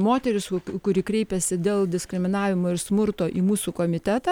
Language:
Lithuanian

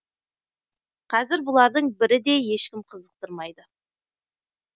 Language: Kazakh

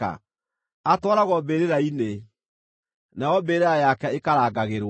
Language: Kikuyu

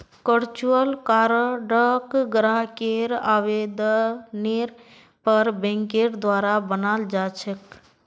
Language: Magahi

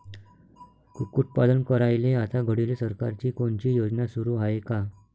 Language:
Marathi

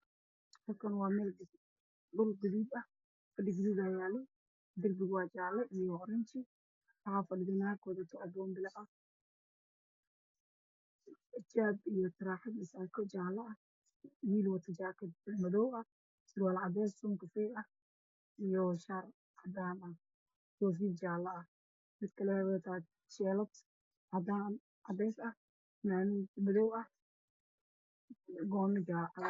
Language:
Somali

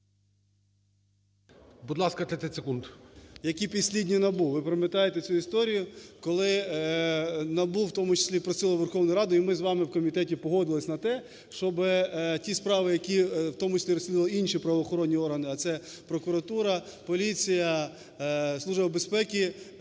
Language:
Ukrainian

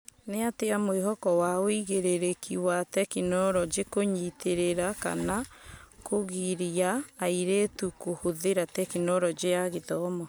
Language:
Kikuyu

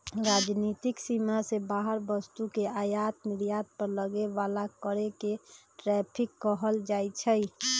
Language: Magahi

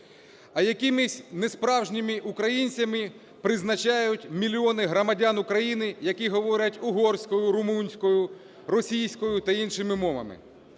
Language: Ukrainian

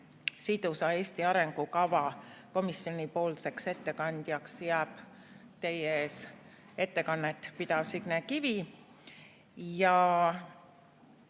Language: Estonian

